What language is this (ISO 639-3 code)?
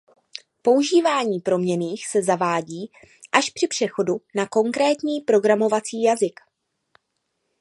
ces